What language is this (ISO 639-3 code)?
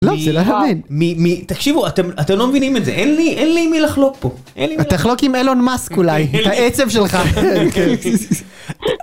heb